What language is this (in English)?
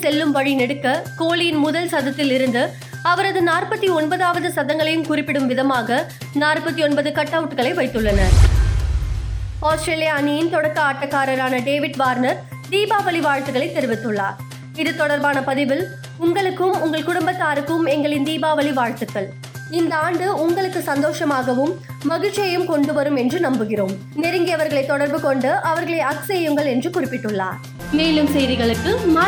Tamil